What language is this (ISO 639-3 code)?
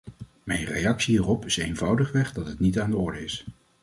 nld